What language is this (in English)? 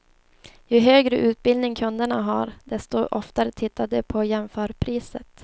Swedish